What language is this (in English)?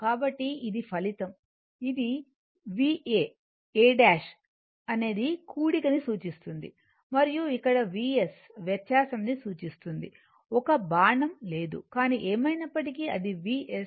Telugu